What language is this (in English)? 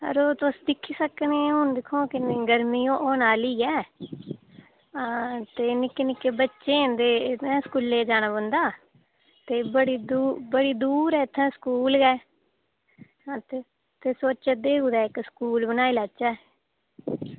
Dogri